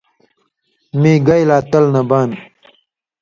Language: Indus Kohistani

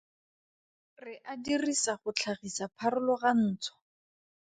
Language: Tswana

